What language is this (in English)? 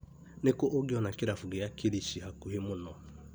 Kikuyu